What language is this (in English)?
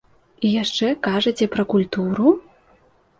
Belarusian